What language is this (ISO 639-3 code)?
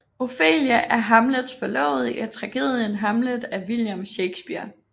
dan